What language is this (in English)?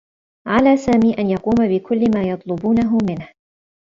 Arabic